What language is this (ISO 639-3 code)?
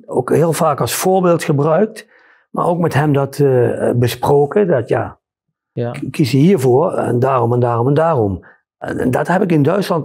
nld